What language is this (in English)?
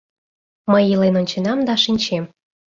Mari